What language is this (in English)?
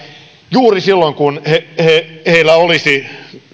Finnish